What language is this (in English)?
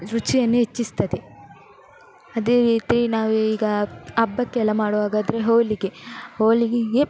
Kannada